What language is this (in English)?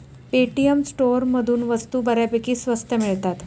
Marathi